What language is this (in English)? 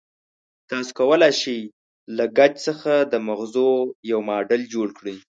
Pashto